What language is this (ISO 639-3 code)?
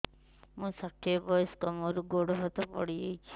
ori